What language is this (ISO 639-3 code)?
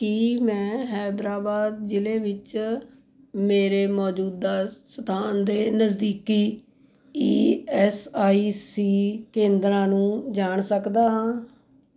pan